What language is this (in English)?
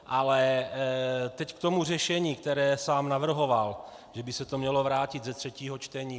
Czech